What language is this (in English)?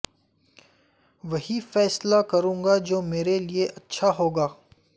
Urdu